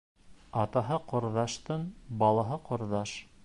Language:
Bashkir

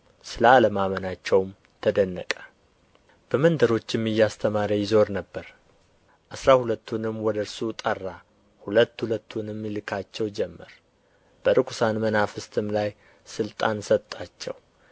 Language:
Amharic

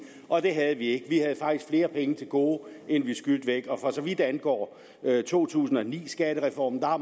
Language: Danish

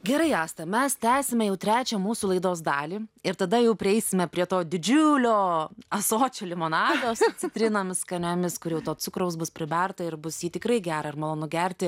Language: Lithuanian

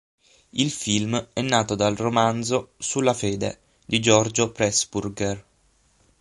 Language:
Italian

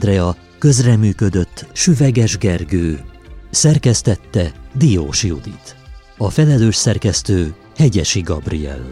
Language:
Hungarian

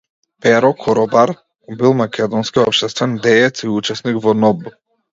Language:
Macedonian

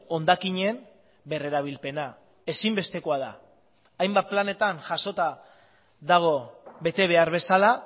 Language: Basque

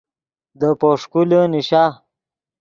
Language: Yidgha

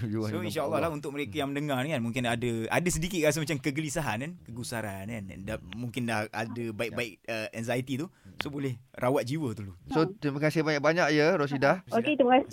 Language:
Malay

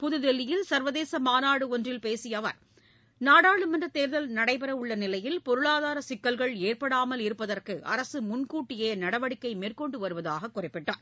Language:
Tamil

